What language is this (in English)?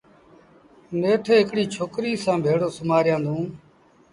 Sindhi Bhil